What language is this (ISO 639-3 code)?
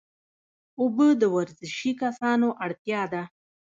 pus